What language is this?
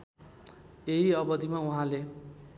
Nepali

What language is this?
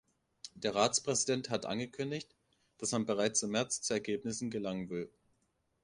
German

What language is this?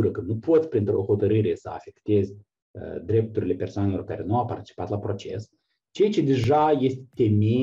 Romanian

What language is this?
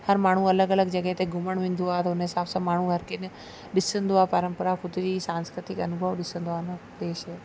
Sindhi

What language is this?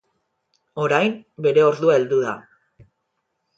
Basque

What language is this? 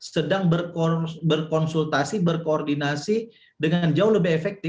Indonesian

